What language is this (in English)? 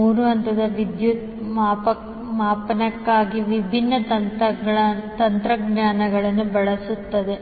Kannada